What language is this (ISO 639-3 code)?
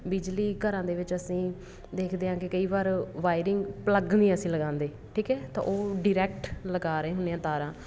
pan